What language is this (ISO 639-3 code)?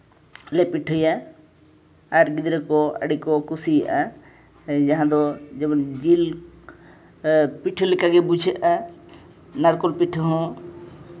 sat